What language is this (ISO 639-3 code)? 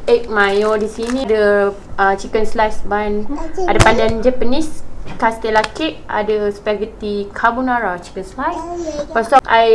msa